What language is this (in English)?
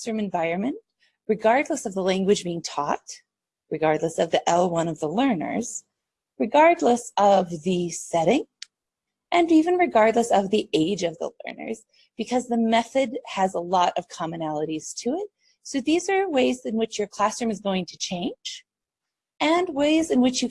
English